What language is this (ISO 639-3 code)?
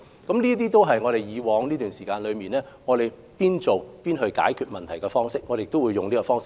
yue